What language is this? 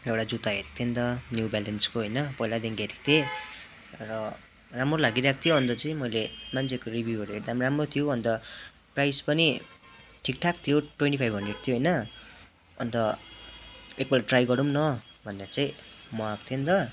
Nepali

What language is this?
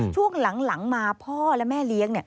Thai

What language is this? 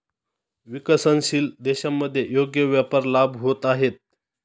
Marathi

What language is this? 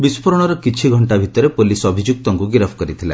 Odia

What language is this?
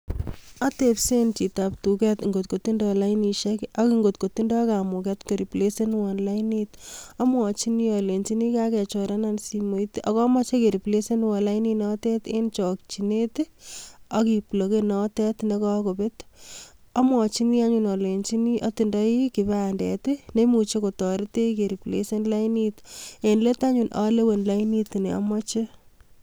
Kalenjin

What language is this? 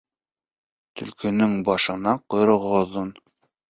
Bashkir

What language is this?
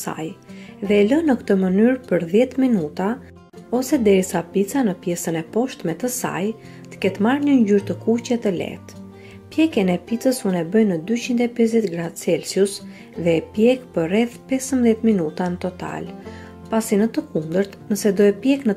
Romanian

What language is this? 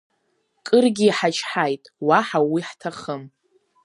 Abkhazian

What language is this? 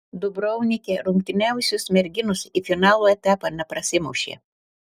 Lithuanian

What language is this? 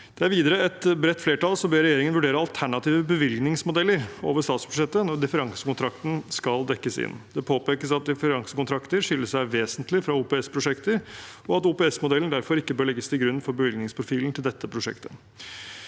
Norwegian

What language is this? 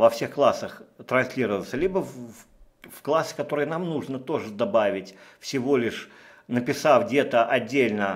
Russian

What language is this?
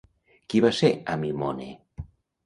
Catalan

